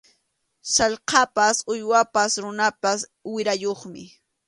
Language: Arequipa-La Unión Quechua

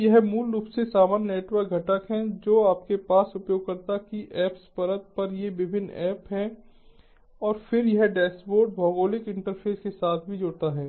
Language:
Hindi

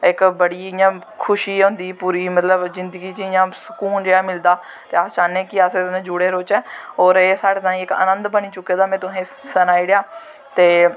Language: Dogri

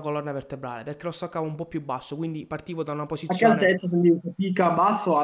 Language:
Italian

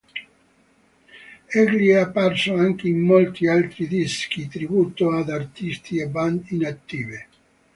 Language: Italian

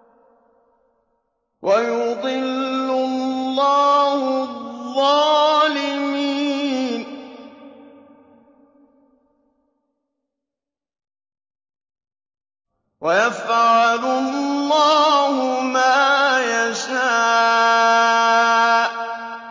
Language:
Arabic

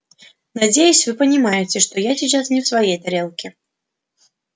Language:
Russian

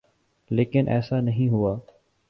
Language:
Urdu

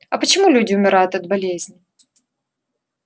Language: Russian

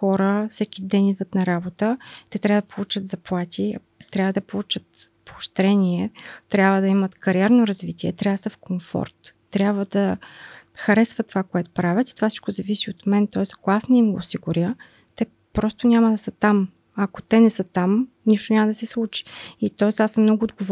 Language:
Bulgarian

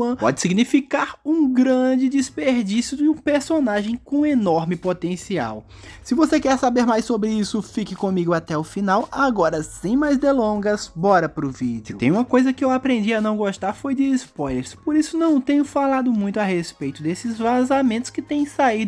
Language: Portuguese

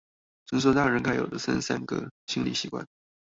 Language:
Chinese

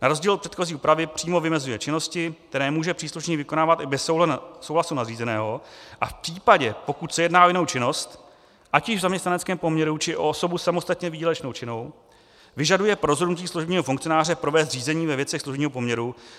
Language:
Czech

